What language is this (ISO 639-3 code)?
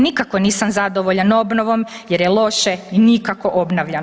hrv